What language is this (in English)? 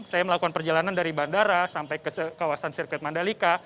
Indonesian